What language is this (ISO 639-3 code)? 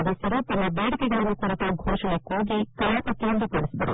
kan